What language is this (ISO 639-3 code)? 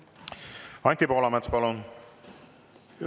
est